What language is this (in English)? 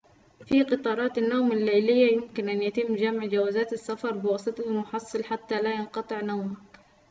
Arabic